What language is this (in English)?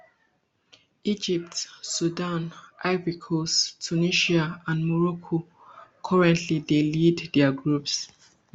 Nigerian Pidgin